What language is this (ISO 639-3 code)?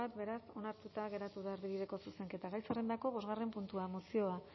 eus